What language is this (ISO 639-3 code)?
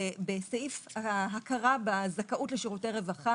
heb